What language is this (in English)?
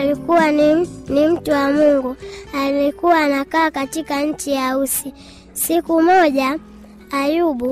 Swahili